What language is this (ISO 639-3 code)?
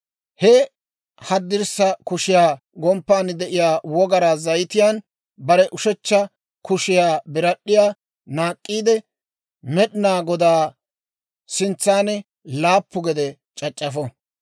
dwr